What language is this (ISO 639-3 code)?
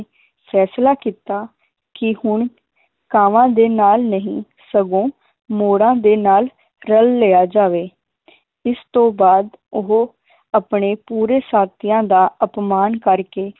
pan